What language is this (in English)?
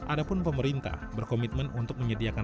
Indonesian